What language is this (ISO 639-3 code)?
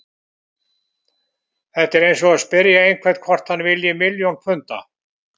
isl